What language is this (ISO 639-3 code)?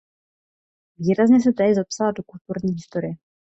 ces